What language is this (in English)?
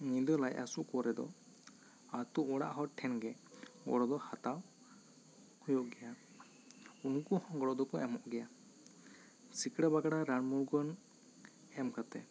Santali